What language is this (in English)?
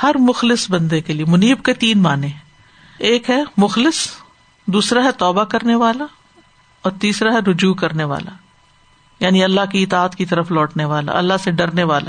Urdu